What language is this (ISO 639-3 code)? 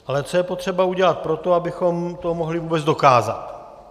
ces